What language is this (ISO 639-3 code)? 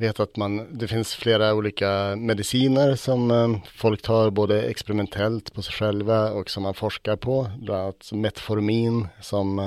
swe